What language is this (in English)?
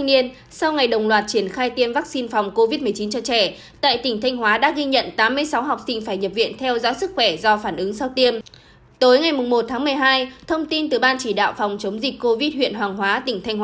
Vietnamese